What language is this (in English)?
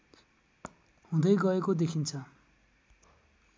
Nepali